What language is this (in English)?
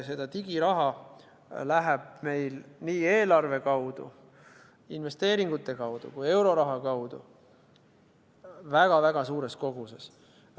Estonian